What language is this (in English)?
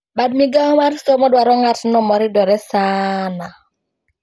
Luo (Kenya and Tanzania)